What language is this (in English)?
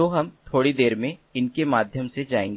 Hindi